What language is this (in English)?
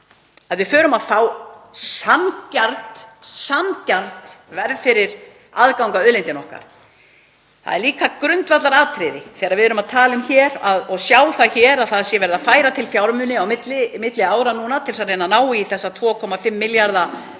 Icelandic